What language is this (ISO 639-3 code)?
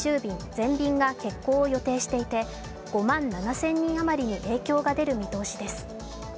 jpn